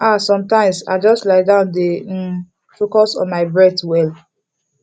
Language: Nigerian Pidgin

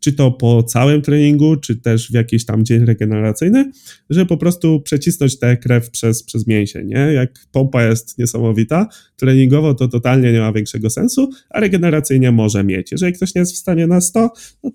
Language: Polish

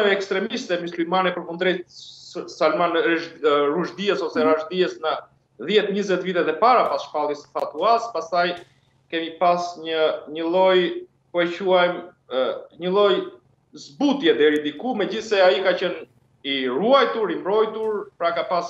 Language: Romanian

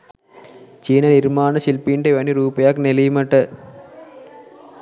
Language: Sinhala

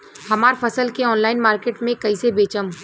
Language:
Bhojpuri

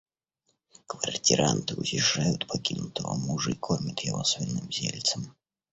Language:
Russian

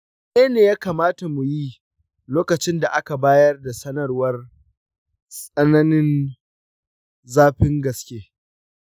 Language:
Hausa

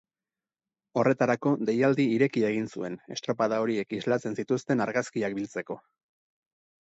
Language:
Basque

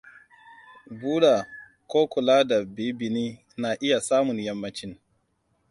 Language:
Hausa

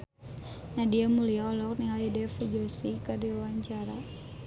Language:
Sundanese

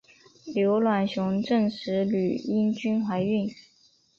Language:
Chinese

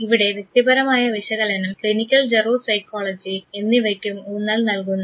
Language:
Malayalam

